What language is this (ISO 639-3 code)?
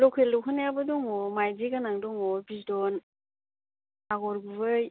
brx